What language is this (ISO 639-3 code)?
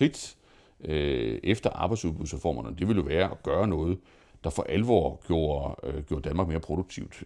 dan